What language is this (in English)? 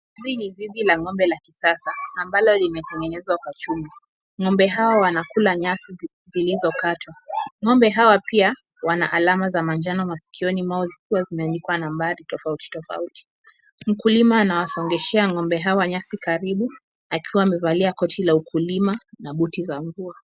Swahili